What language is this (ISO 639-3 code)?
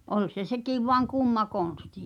fin